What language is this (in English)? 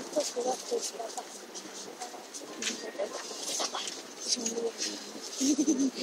Czech